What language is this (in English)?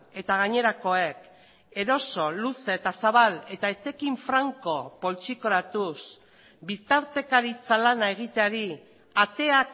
Basque